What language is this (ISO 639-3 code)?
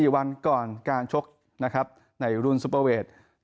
tha